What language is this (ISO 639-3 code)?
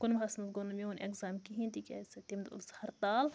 kas